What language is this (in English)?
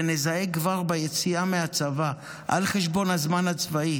Hebrew